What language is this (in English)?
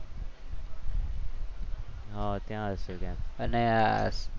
Gujarati